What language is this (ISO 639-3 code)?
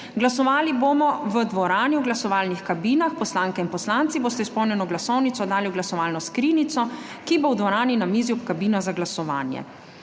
slv